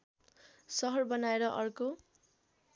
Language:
Nepali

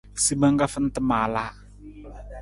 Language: Nawdm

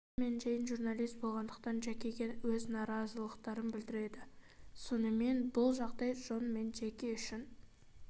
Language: Kazakh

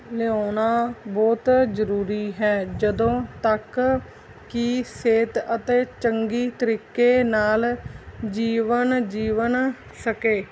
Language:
Punjabi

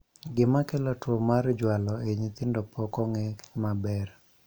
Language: Luo (Kenya and Tanzania)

